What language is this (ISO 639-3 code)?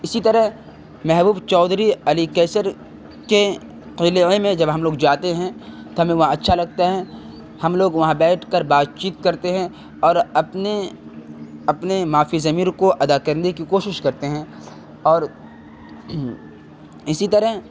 urd